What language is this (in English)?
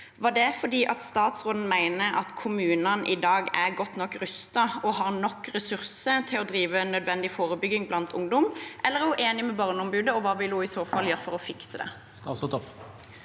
Norwegian